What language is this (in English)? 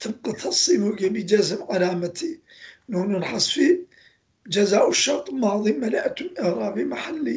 Turkish